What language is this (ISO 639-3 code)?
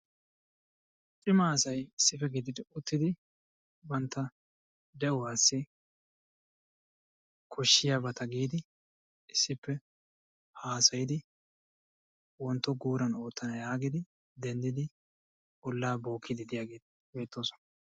wal